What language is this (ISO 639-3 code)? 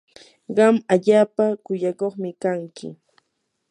qur